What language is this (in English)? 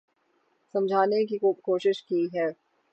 Urdu